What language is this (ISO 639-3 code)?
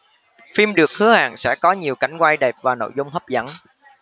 vie